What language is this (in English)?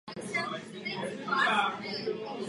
Czech